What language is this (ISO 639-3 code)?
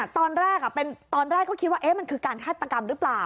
tha